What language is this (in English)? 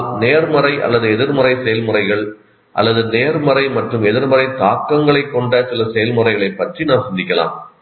Tamil